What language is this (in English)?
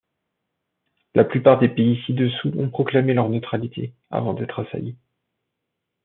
French